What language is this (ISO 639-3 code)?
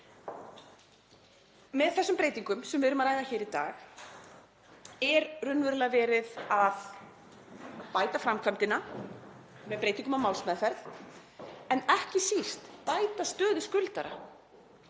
isl